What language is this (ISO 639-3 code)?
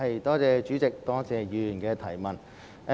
yue